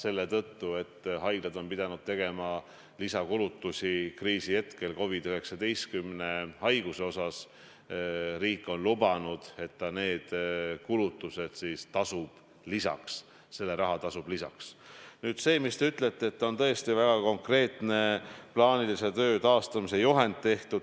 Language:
Estonian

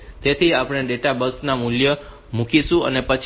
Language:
Gujarati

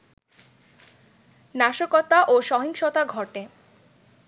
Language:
Bangla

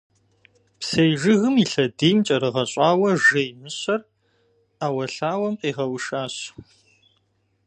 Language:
Kabardian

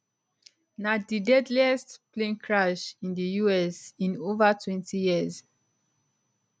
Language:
Nigerian Pidgin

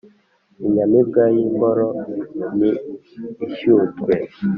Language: Kinyarwanda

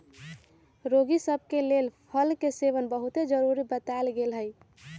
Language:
Magahi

